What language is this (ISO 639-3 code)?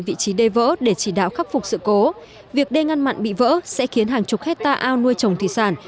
vie